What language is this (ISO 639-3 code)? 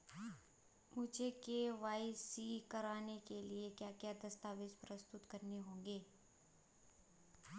hin